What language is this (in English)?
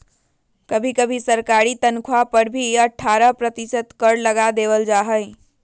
Magahi